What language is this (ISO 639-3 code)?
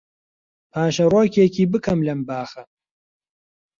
ckb